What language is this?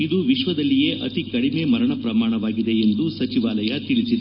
Kannada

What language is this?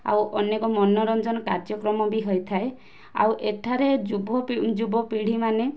Odia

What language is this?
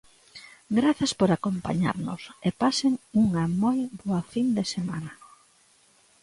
Galician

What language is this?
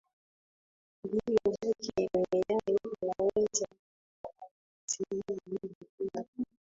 Swahili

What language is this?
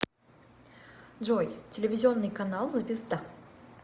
Russian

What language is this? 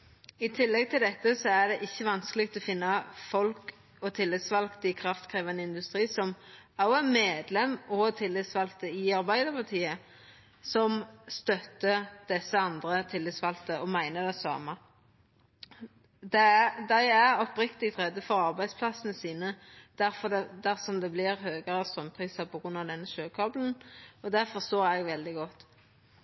Norwegian Nynorsk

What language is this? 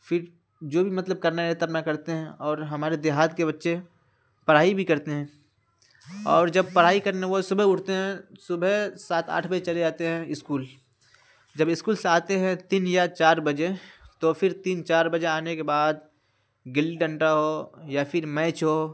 Urdu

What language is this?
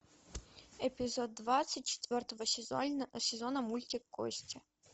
Russian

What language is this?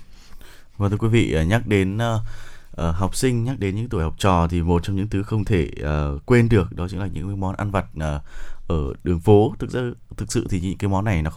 Vietnamese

